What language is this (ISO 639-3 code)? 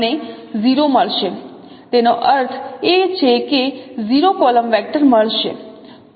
guj